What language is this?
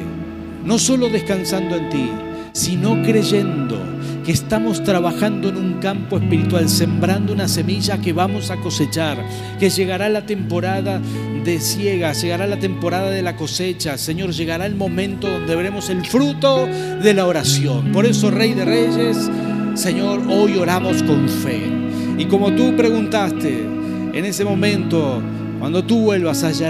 Spanish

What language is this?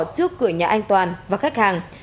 Vietnamese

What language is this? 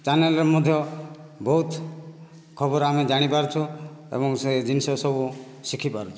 Odia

